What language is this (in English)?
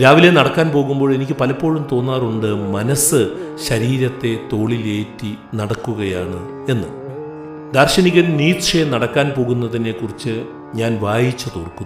Malayalam